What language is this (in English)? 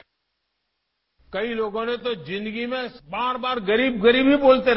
Hindi